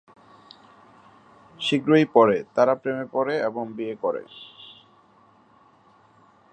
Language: Bangla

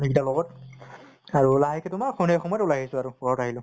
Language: Assamese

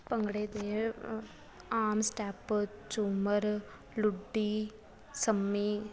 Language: Punjabi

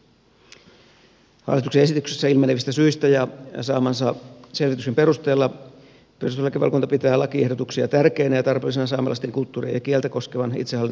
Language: Finnish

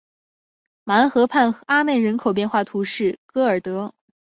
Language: Chinese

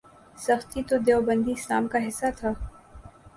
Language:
Urdu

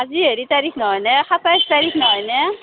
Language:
Assamese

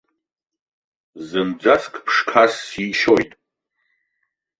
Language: Abkhazian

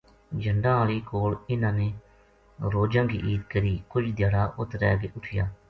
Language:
Gujari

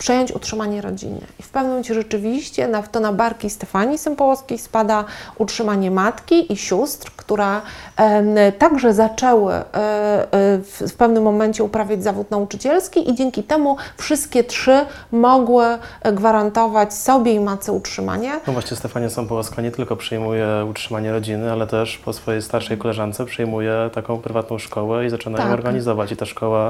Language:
Polish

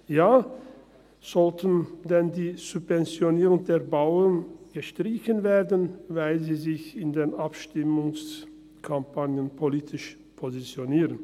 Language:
Swiss German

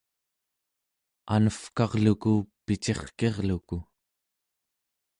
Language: Central Yupik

